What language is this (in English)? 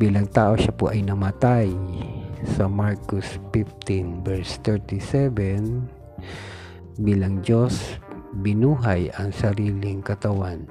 Filipino